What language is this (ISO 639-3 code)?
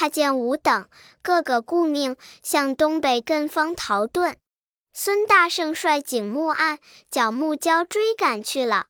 zho